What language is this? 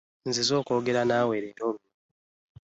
Ganda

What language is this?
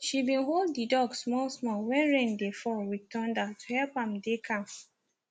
Nigerian Pidgin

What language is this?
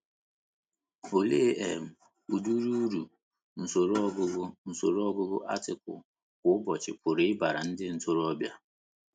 Igbo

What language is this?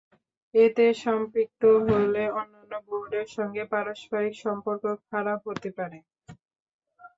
Bangla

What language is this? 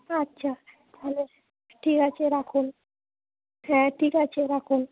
Bangla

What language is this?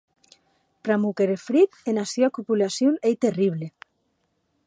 Occitan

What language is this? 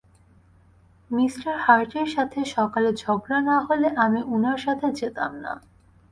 Bangla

